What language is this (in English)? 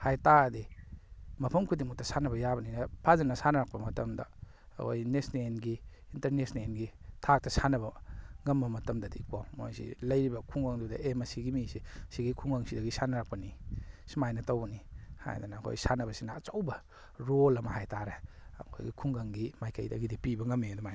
Manipuri